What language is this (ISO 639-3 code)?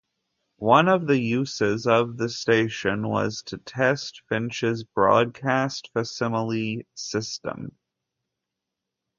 eng